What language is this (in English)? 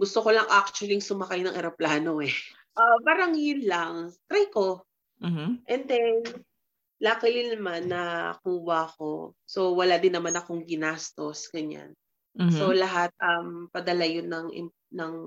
Filipino